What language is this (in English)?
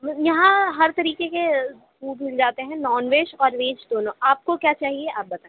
Urdu